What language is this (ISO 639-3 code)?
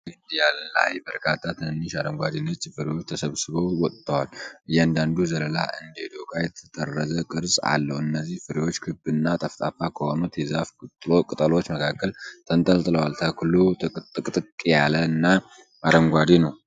amh